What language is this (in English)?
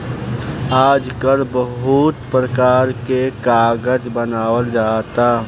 Bhojpuri